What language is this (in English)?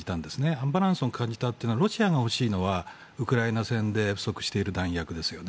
Japanese